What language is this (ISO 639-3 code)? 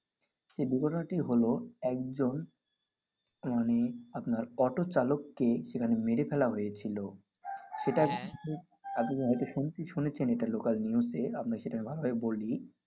ben